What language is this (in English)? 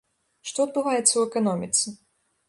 Belarusian